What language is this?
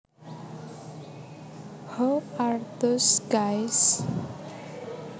Javanese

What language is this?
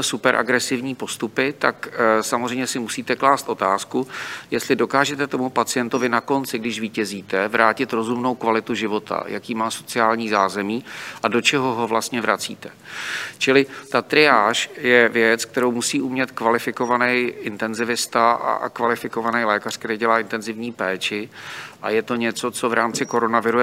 Czech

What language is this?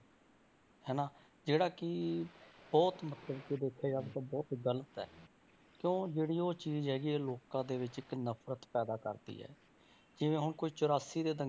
Punjabi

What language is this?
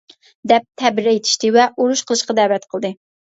Uyghur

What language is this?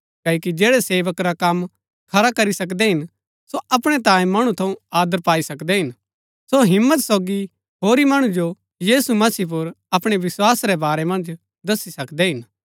Gaddi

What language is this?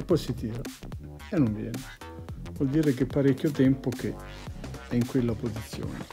Italian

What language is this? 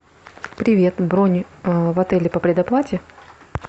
Russian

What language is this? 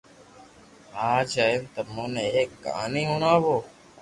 Loarki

